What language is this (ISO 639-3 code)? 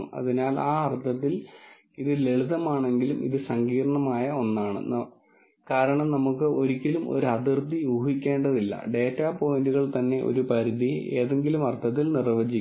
mal